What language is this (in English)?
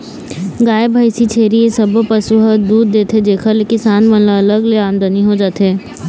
Chhattisgarhi